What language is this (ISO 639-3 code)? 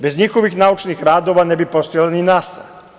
srp